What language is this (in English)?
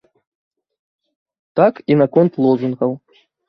Belarusian